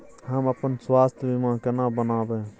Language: Maithili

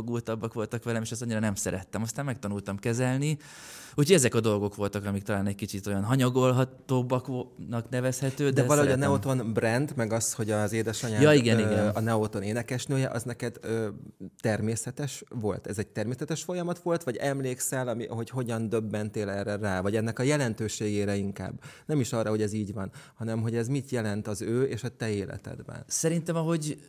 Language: Hungarian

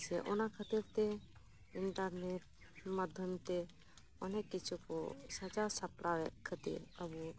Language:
Santali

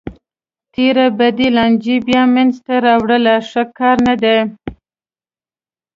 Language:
Pashto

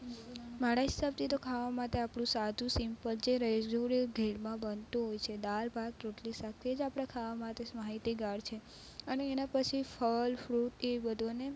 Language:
Gujarati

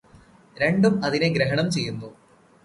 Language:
Malayalam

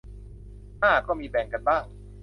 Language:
Thai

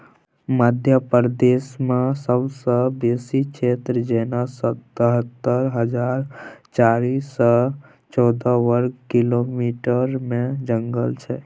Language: Maithili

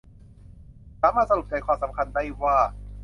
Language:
Thai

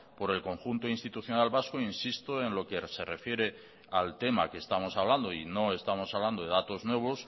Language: Spanish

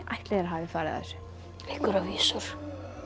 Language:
Icelandic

